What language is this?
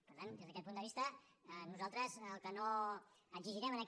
Catalan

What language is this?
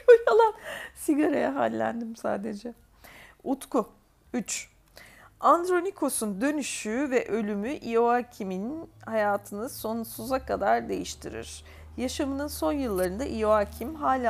Turkish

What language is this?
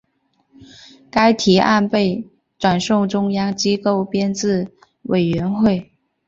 Chinese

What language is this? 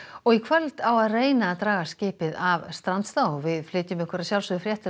Icelandic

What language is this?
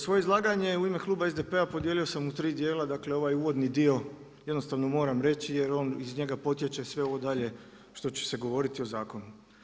Croatian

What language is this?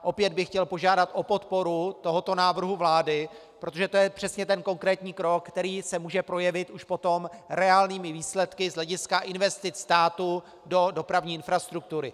Czech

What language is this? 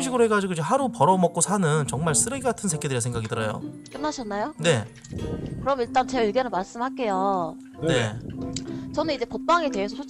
Korean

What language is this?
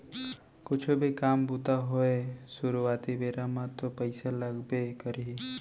Chhattisgarhi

